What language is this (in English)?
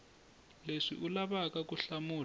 Tsonga